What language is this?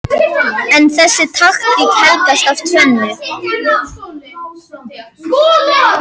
Icelandic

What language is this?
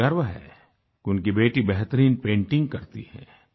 Hindi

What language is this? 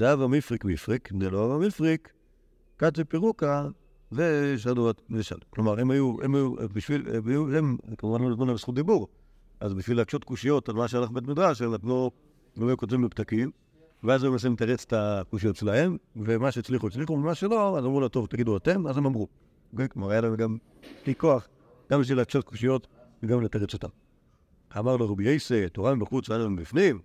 Hebrew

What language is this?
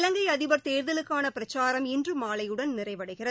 Tamil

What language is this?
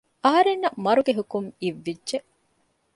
Divehi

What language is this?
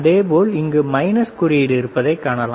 Tamil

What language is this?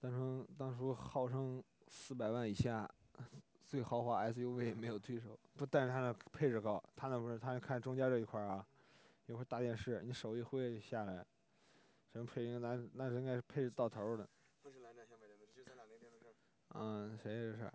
Chinese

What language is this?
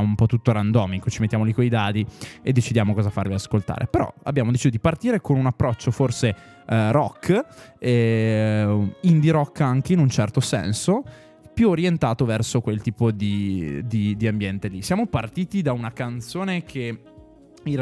Italian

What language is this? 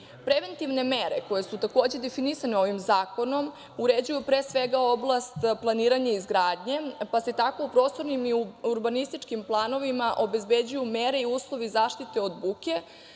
Serbian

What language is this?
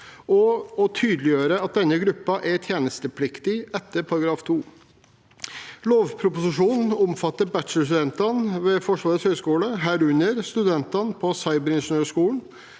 Norwegian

